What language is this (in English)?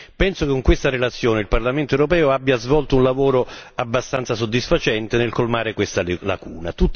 Italian